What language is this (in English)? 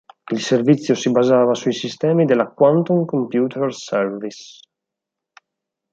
Italian